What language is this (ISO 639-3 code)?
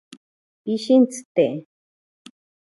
prq